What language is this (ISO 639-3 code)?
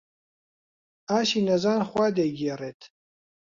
ckb